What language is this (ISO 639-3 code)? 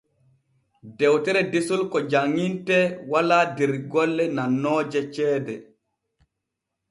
fue